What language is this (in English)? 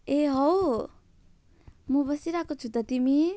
Nepali